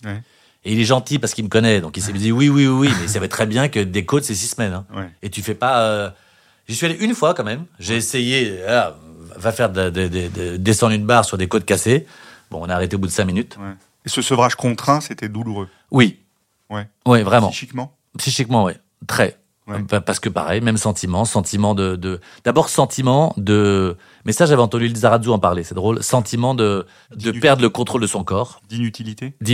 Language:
French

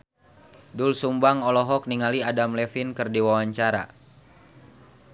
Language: Sundanese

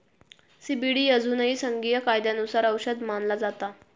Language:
Marathi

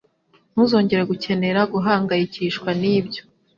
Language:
Kinyarwanda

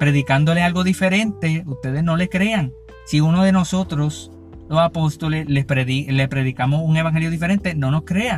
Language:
Spanish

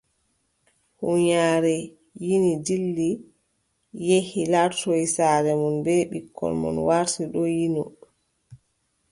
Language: Adamawa Fulfulde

